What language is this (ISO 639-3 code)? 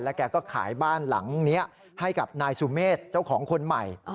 tha